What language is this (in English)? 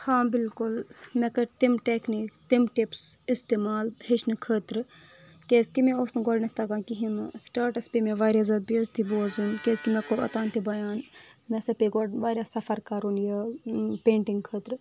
Kashmiri